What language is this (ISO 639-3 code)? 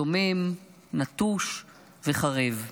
heb